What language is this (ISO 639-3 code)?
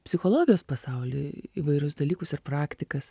lit